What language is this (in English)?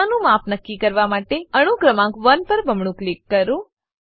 Gujarati